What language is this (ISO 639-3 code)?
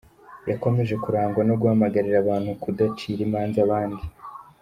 kin